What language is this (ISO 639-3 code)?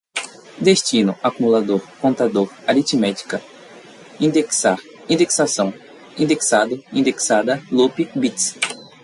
por